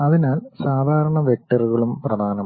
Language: Malayalam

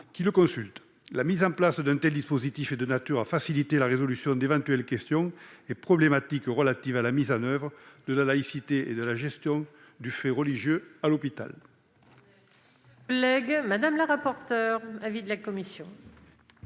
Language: French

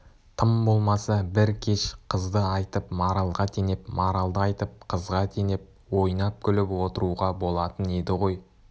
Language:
Kazakh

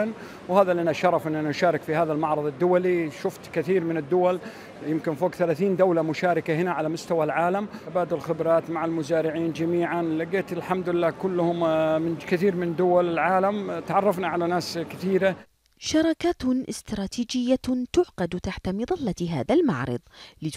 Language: Arabic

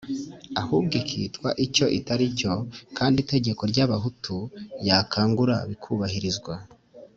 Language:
Kinyarwanda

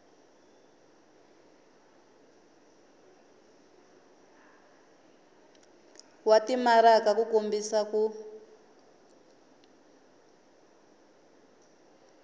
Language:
Tsonga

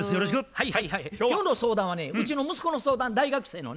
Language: Japanese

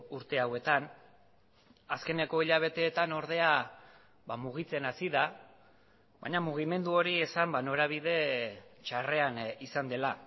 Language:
Basque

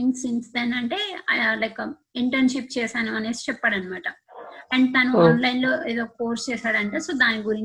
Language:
Telugu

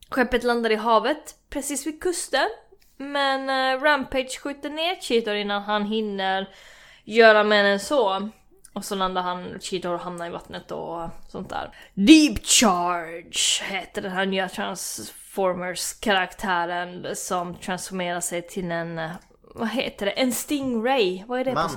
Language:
Swedish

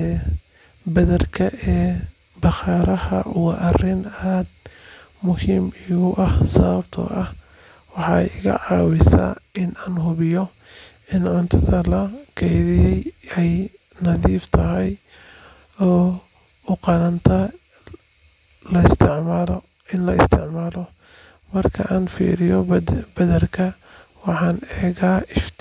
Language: Somali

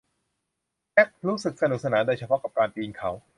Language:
Thai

